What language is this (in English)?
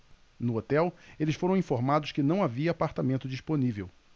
Portuguese